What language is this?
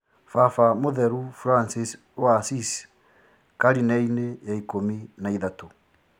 Kikuyu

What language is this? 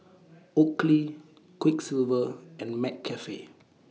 English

